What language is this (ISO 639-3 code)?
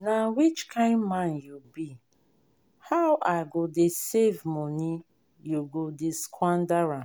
pcm